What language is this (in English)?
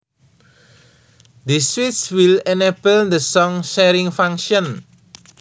Javanese